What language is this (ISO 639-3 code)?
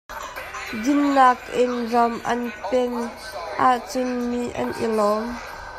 cnh